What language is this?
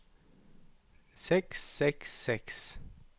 Norwegian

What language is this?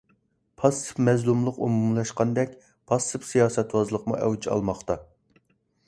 Uyghur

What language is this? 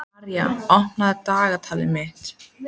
Icelandic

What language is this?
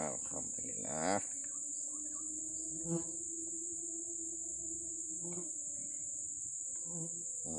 Indonesian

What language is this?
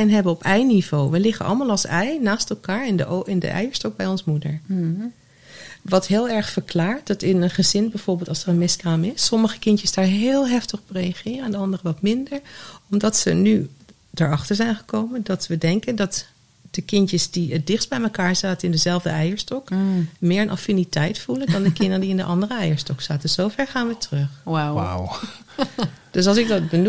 Dutch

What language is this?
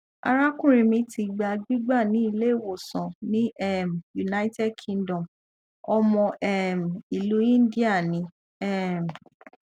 Yoruba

